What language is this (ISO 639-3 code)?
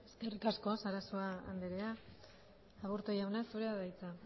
eus